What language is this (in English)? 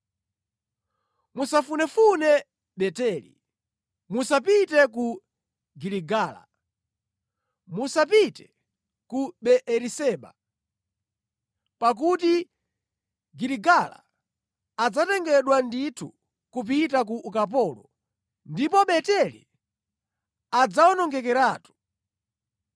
Nyanja